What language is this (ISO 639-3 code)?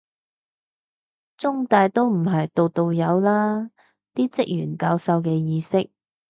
yue